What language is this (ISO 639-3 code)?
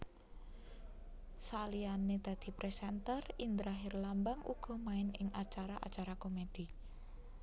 jav